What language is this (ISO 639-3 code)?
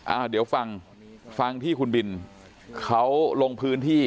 tha